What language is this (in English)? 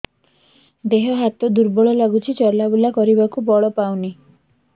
Odia